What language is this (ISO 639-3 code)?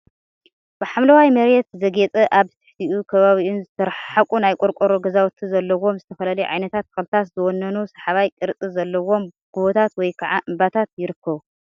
tir